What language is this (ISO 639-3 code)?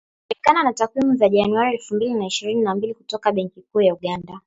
swa